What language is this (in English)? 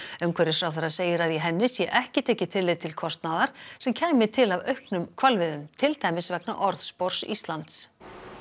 Icelandic